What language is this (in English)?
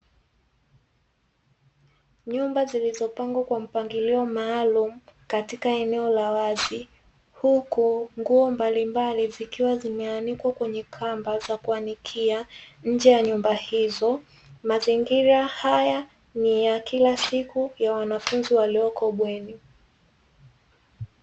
Swahili